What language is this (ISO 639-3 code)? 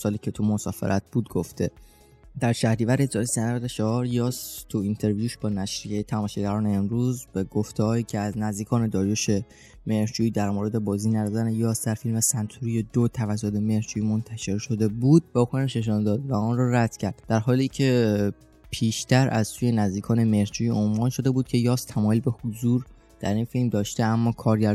fas